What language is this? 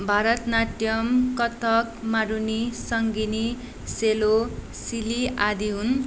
Nepali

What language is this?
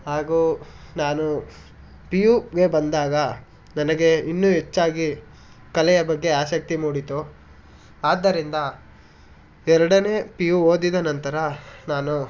Kannada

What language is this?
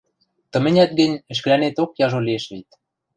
Western Mari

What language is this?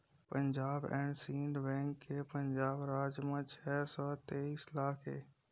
Chhattisgarhi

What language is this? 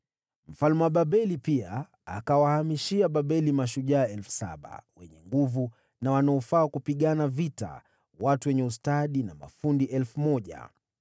Swahili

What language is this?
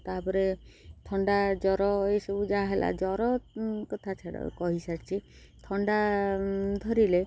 Odia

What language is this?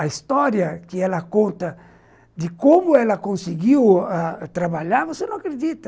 Portuguese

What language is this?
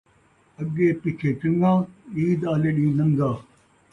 Saraiki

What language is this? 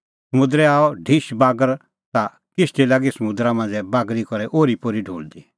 Kullu Pahari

